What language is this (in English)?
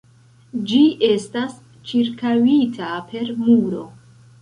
Esperanto